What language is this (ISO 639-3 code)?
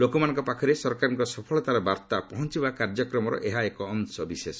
ori